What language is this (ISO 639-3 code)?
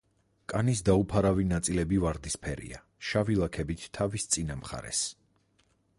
kat